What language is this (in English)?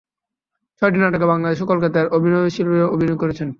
Bangla